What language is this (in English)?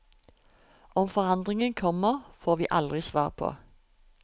Norwegian